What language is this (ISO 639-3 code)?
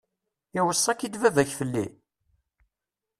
kab